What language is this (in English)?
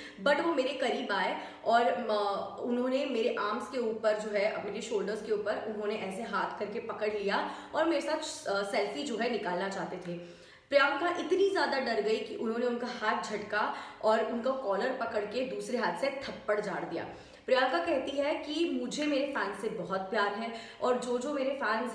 Hindi